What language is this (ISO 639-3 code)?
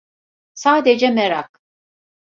tur